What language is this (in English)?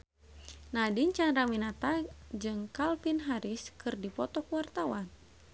Sundanese